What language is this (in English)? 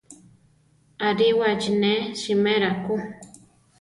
Central Tarahumara